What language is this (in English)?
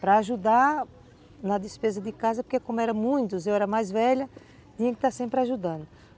Portuguese